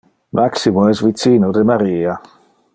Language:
Interlingua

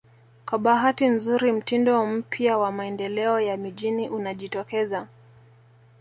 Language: Swahili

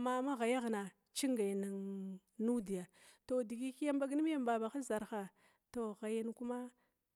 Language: Glavda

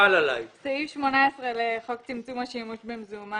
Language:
Hebrew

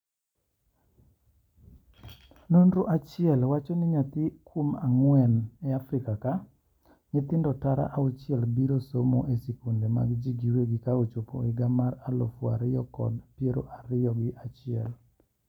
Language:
Luo (Kenya and Tanzania)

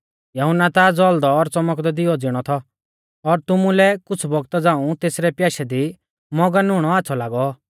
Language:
Mahasu Pahari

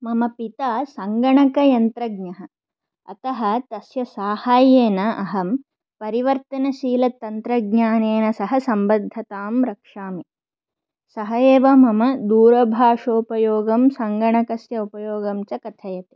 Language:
Sanskrit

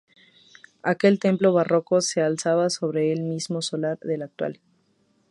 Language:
Spanish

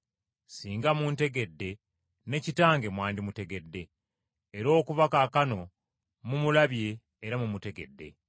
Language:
Ganda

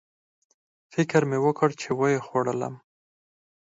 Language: Pashto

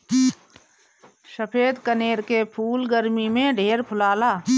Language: Bhojpuri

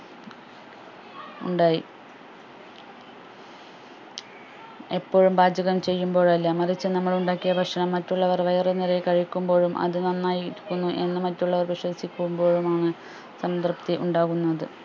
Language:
Malayalam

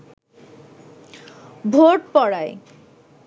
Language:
Bangla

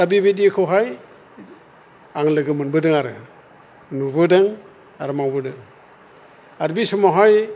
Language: Bodo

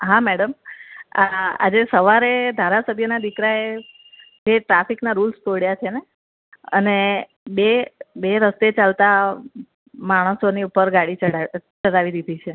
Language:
Gujarati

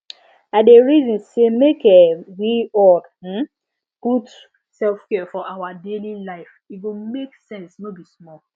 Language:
Nigerian Pidgin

